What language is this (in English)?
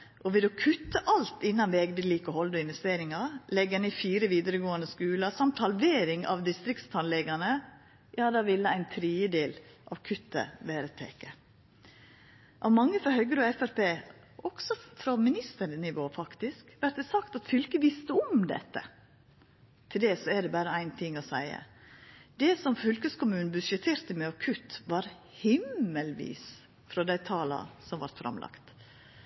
Norwegian Nynorsk